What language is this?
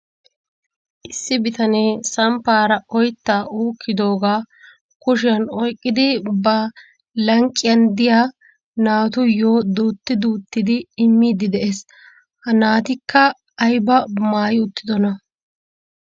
Wolaytta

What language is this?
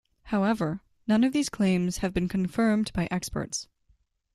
English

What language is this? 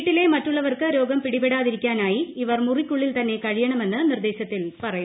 Malayalam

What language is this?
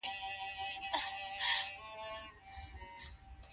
Pashto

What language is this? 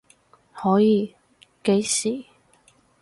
Cantonese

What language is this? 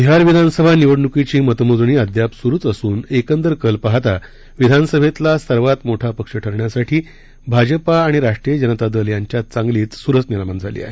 Marathi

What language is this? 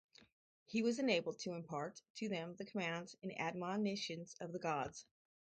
English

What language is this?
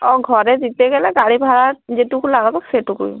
Bangla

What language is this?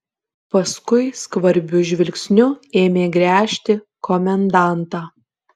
Lithuanian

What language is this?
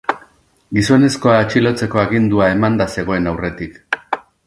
Basque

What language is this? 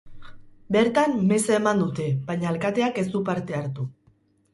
Basque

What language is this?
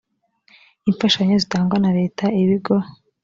Kinyarwanda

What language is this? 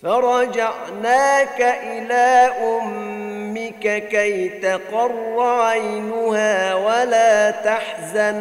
Arabic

